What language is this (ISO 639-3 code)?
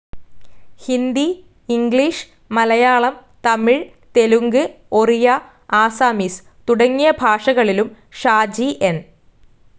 mal